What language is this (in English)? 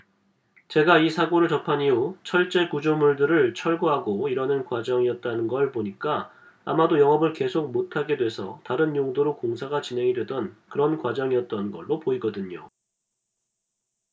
Korean